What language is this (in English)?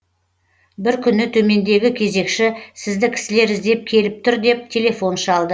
Kazakh